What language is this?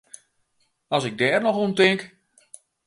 Western Frisian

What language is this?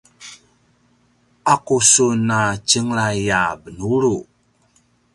Paiwan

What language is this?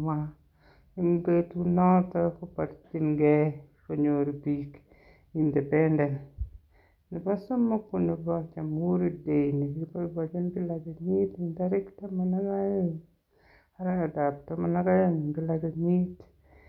Kalenjin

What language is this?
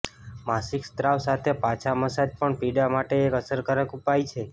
Gujarati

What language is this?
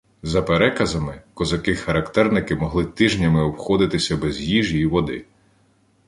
Ukrainian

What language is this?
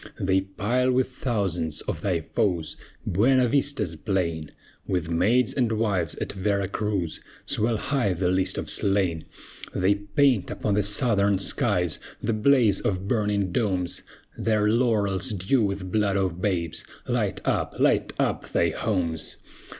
English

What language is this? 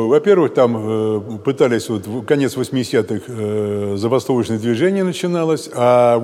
Russian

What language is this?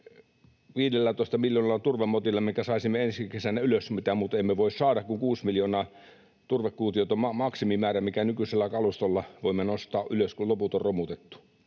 Finnish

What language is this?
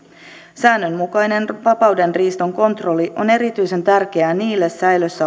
Finnish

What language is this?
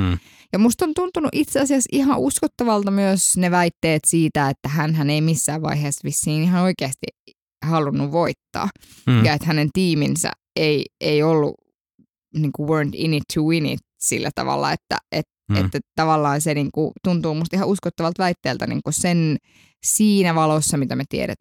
Finnish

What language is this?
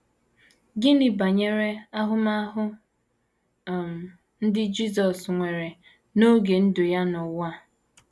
Igbo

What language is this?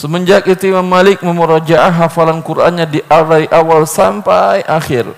Indonesian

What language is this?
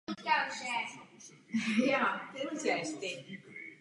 Czech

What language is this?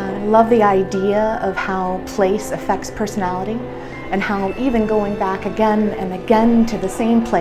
English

